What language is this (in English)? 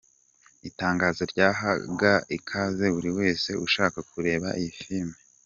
Kinyarwanda